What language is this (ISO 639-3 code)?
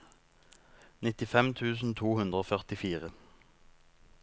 nor